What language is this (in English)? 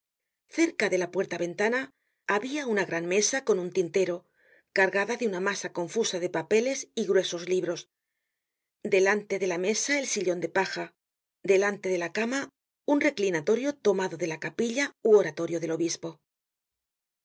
Spanish